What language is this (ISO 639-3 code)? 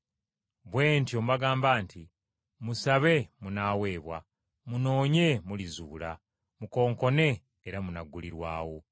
lug